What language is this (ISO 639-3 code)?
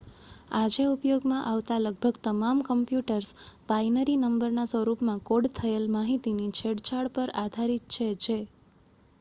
guj